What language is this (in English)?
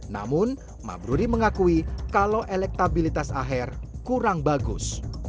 Indonesian